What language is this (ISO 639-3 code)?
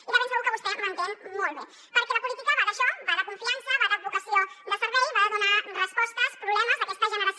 cat